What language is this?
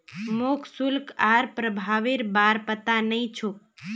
Magahi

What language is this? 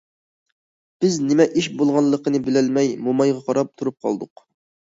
Uyghur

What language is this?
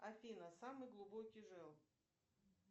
Russian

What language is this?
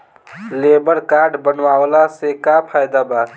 Bhojpuri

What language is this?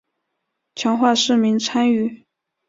Chinese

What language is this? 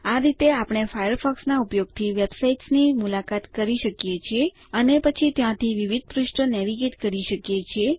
Gujarati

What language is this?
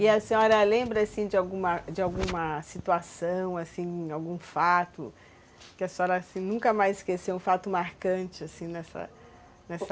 Portuguese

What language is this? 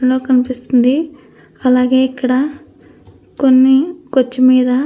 Telugu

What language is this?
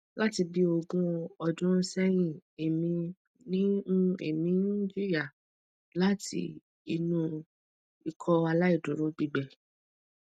Yoruba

